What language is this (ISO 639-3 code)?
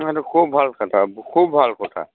asm